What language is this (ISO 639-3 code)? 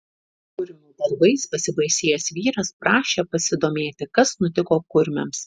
lit